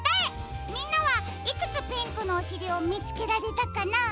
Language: Japanese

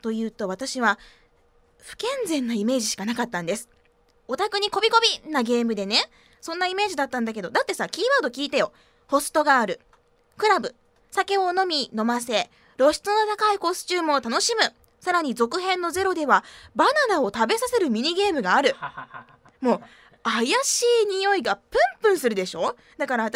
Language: Japanese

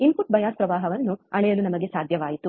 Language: Kannada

